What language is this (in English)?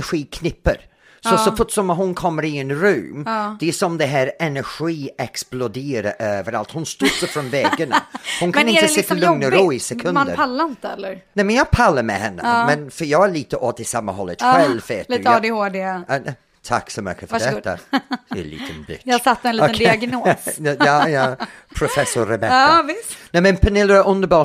Swedish